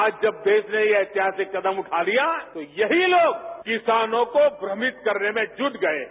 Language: Hindi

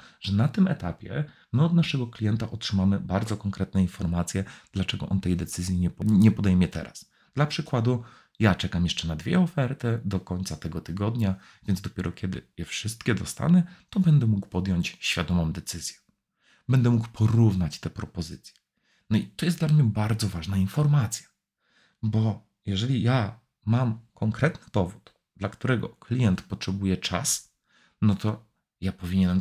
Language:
Polish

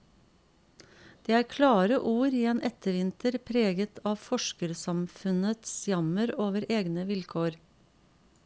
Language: Norwegian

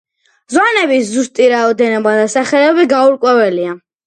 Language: Georgian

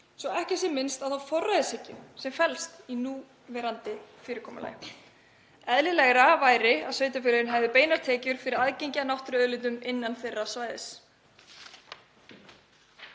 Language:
Icelandic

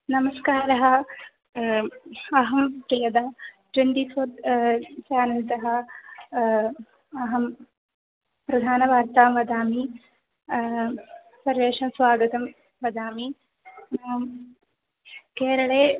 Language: Sanskrit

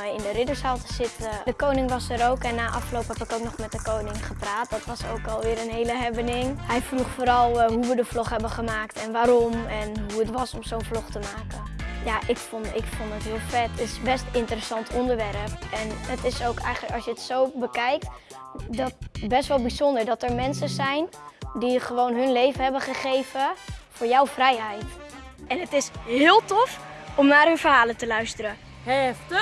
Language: Dutch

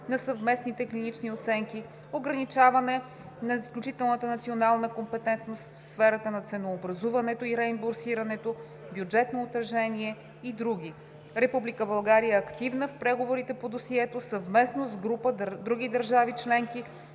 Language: Bulgarian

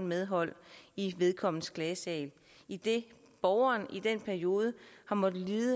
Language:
Danish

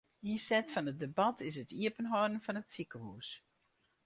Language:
Western Frisian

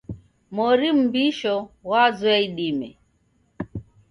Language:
Taita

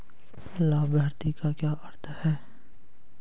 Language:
Hindi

